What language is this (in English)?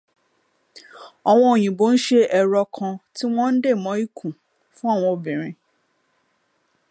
Yoruba